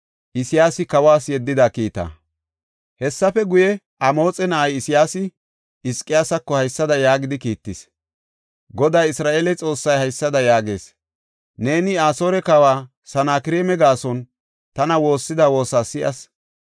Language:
Gofa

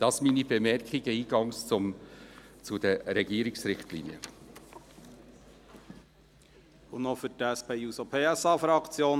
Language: Swiss German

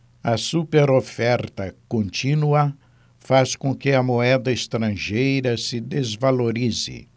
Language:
Portuguese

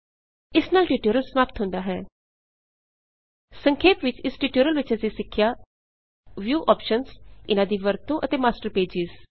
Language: Punjabi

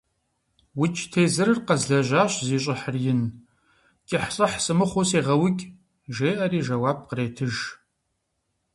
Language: Kabardian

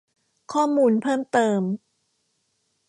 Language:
Thai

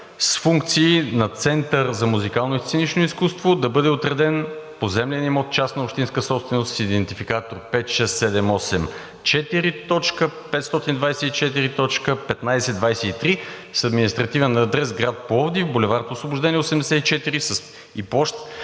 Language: Bulgarian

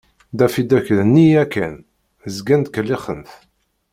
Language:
Kabyle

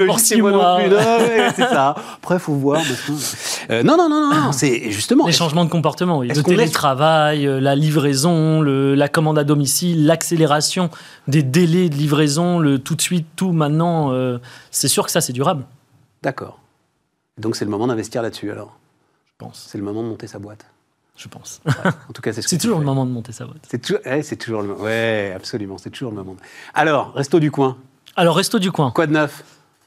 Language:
French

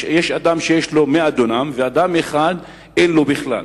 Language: Hebrew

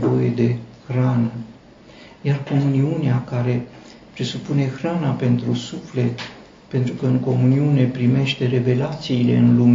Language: Romanian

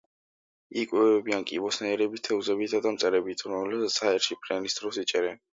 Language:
Georgian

